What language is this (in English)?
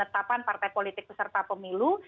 Indonesian